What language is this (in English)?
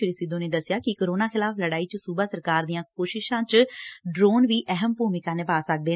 Punjabi